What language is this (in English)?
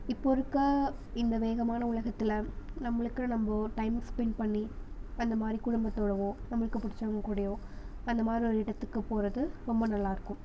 Tamil